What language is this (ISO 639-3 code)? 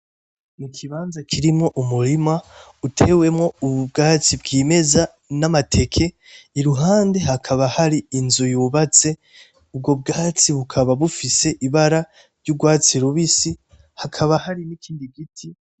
run